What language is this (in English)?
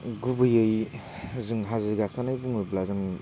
Bodo